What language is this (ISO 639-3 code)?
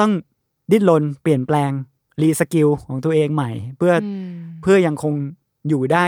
tha